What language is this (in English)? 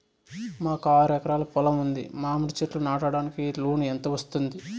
Telugu